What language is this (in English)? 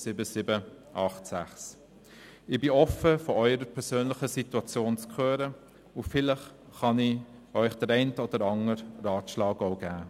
Swiss German